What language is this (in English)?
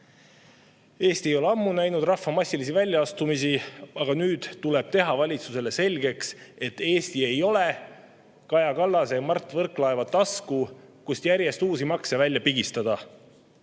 Estonian